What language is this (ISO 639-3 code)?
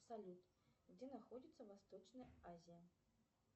rus